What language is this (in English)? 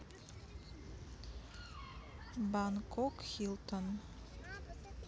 Russian